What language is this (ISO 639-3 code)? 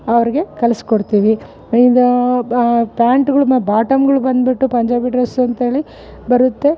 kan